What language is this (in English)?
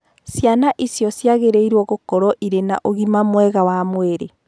Kikuyu